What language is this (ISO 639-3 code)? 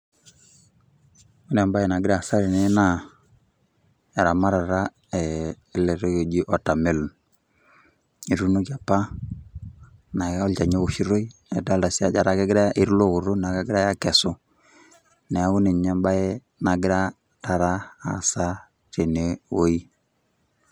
mas